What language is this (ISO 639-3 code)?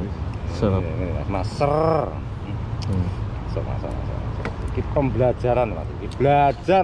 ind